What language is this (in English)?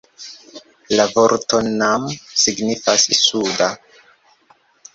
Esperanto